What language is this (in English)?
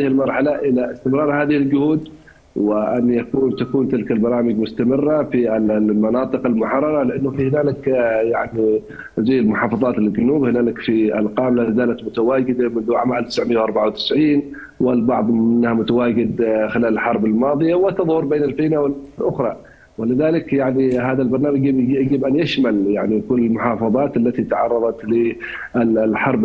Arabic